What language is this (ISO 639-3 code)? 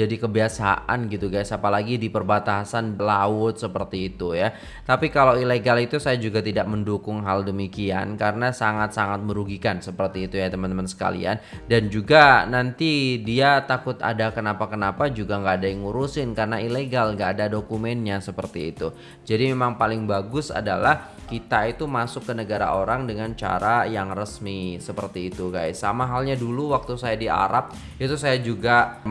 ind